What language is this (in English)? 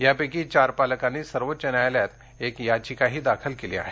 Marathi